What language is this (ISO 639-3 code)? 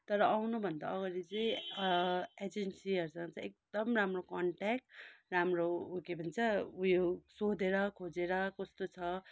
nep